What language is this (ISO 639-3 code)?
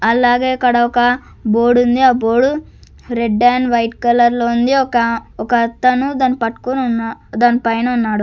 tel